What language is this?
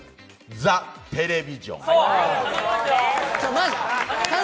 Japanese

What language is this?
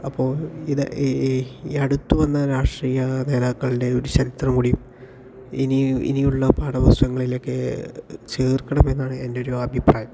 Malayalam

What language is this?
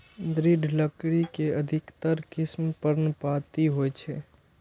Maithili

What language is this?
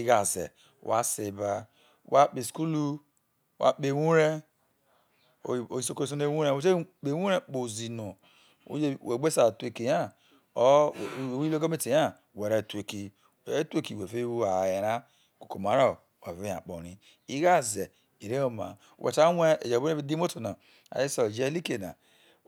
Isoko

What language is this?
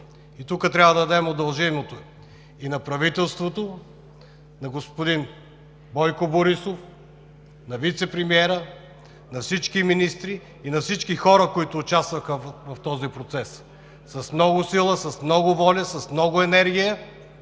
Bulgarian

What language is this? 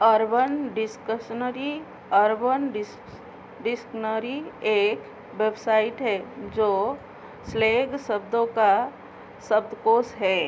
Hindi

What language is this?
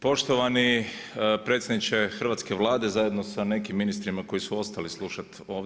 Croatian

